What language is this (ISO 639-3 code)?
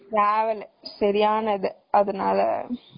tam